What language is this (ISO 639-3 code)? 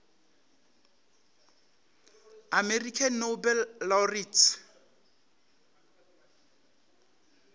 nso